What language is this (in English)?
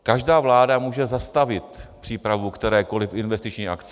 Czech